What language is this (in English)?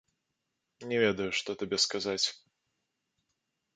Belarusian